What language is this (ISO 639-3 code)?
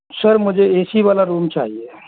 hin